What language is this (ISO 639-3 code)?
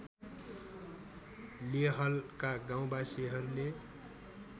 nep